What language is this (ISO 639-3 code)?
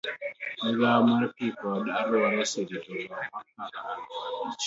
luo